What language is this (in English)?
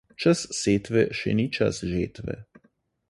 Slovenian